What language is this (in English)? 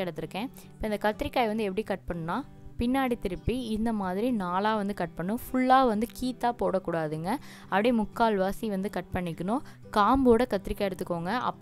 Hindi